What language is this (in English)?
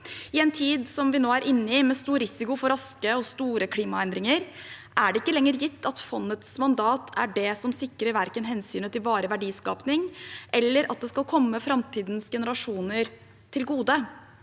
Norwegian